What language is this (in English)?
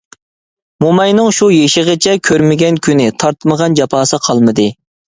Uyghur